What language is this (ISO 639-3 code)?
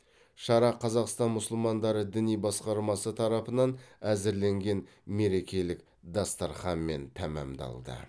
kaz